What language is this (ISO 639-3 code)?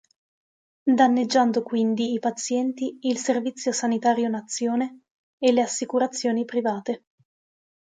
ita